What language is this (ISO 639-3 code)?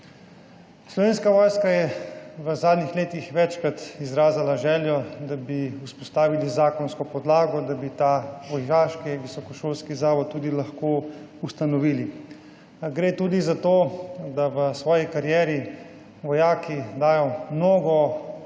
slv